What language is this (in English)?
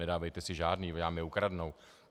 Czech